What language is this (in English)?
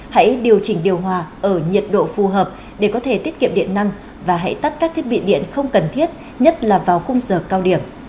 Vietnamese